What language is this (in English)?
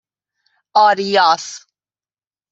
Persian